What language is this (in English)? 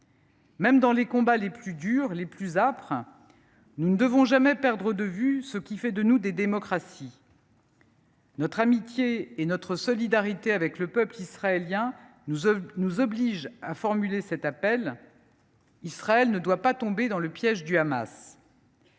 French